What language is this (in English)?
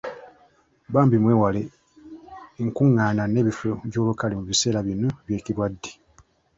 Ganda